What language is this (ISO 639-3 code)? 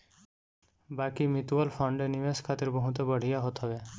bho